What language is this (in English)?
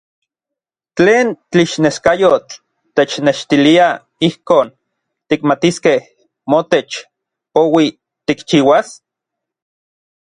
Orizaba Nahuatl